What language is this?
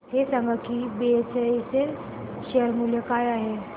Marathi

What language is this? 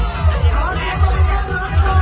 Thai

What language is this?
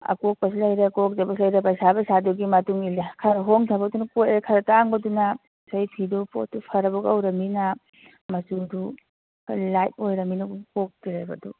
Manipuri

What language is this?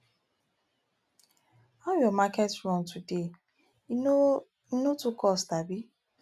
Nigerian Pidgin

